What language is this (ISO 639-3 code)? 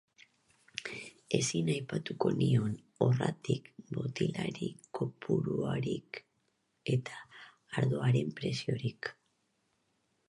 eus